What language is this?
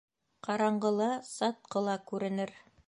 Bashkir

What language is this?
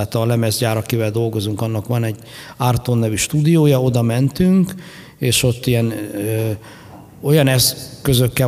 Hungarian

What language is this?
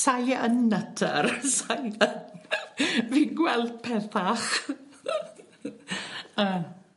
Welsh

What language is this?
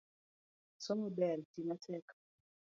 Luo (Kenya and Tanzania)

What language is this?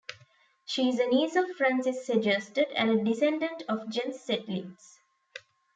English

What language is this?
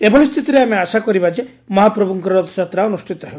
Odia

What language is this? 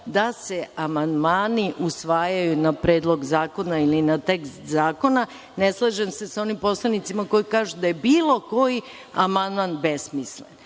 Serbian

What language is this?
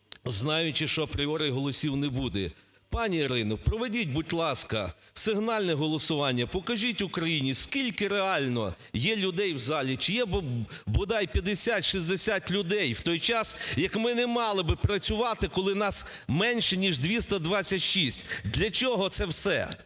Ukrainian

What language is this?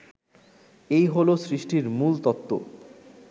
Bangla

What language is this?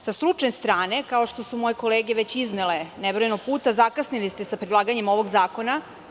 Serbian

